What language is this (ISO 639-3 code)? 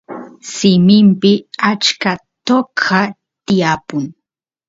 qus